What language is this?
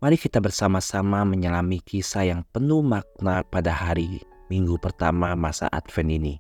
Indonesian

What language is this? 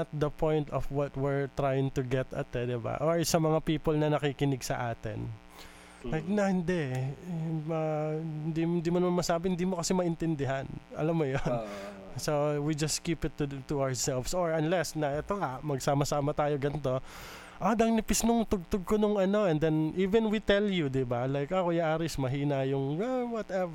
Filipino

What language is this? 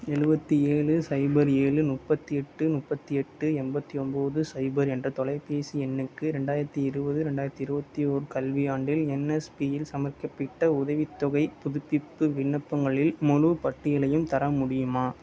Tamil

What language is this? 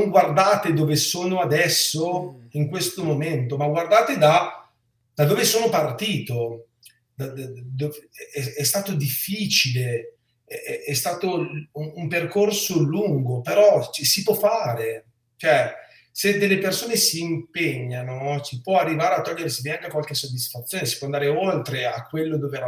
Italian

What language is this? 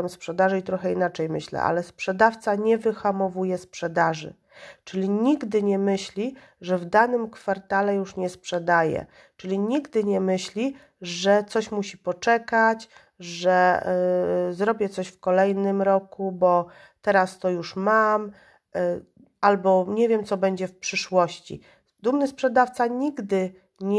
Polish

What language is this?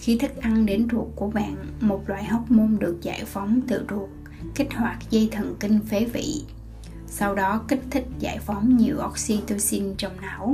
Vietnamese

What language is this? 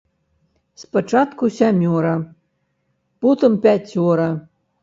Belarusian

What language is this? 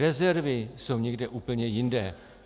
Czech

